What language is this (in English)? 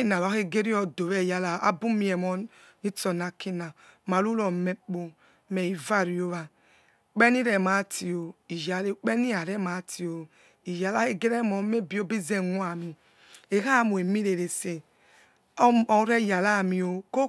Yekhee